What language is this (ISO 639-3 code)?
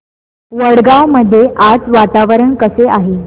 mar